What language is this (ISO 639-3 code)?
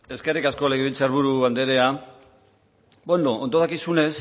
eus